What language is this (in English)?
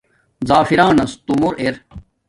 Domaaki